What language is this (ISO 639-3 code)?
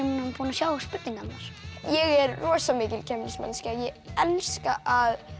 isl